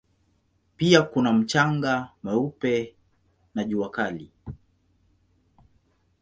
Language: Swahili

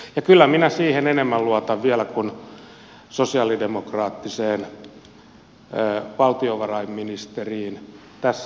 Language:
Finnish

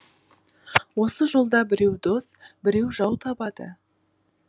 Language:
Kazakh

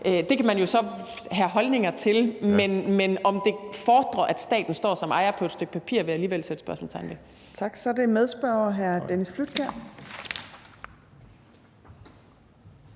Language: Danish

